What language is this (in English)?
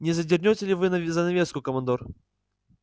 Russian